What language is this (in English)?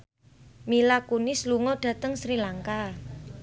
Javanese